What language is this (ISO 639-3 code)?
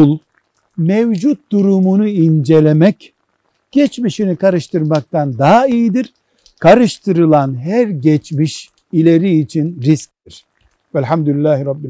tur